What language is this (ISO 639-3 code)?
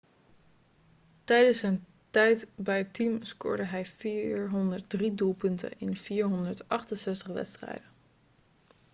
nld